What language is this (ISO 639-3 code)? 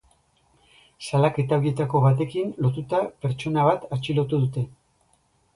eus